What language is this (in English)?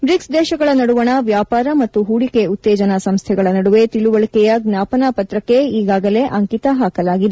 Kannada